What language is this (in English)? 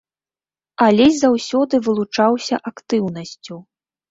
Belarusian